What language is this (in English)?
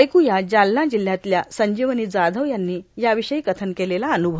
Marathi